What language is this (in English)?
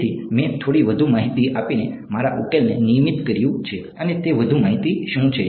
Gujarati